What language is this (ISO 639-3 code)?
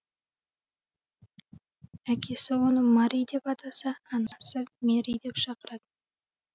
kaz